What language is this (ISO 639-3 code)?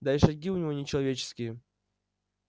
rus